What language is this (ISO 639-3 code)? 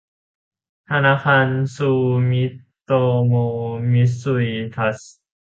tha